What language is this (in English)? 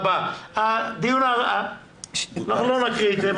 Hebrew